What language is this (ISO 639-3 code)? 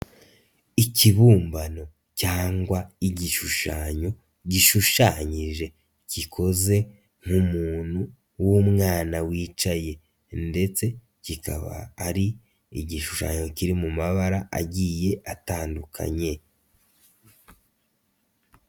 kin